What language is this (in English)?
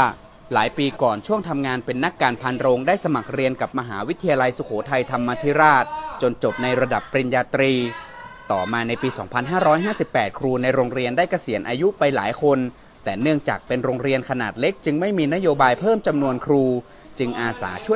Thai